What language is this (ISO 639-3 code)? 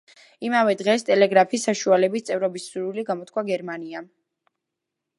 kat